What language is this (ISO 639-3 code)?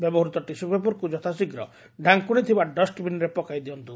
ori